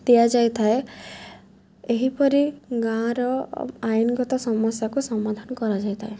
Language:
Odia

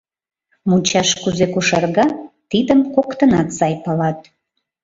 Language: Mari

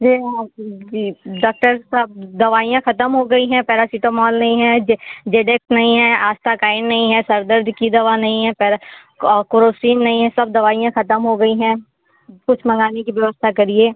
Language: Hindi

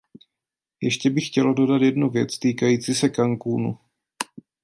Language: Czech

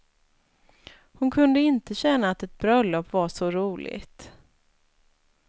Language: Swedish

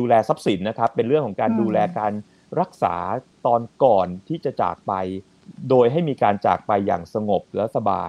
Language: Thai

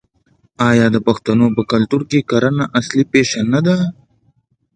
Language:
Pashto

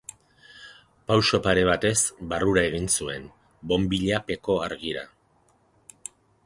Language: Basque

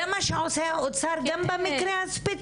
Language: Hebrew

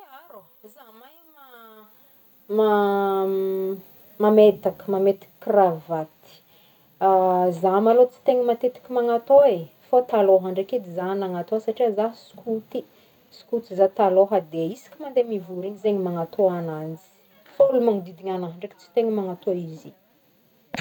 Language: Northern Betsimisaraka Malagasy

